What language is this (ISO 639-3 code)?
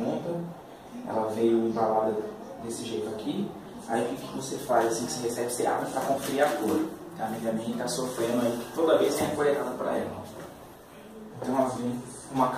por